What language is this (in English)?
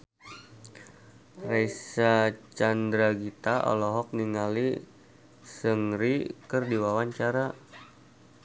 Sundanese